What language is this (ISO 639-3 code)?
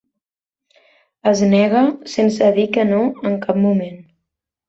cat